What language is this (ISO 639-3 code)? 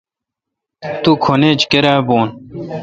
xka